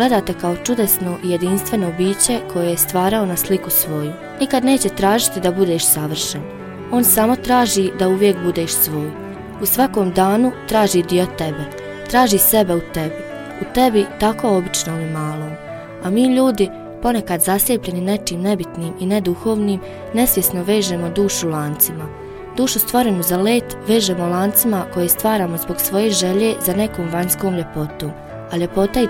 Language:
Croatian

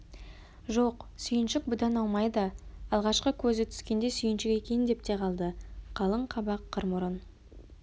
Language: Kazakh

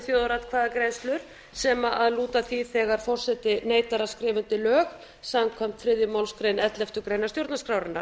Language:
Icelandic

